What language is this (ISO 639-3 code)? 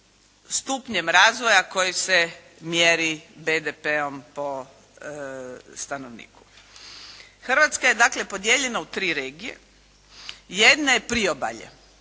hrv